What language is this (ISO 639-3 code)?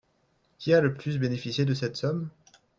fra